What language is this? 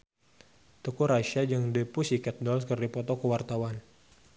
Sundanese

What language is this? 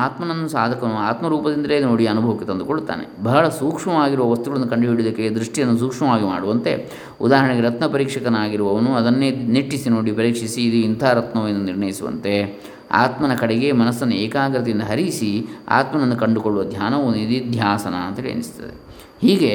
Kannada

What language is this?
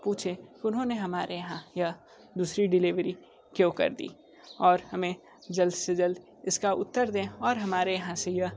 Hindi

